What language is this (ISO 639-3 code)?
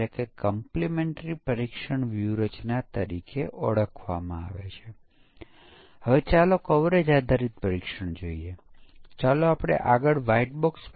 guj